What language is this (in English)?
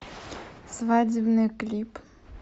Russian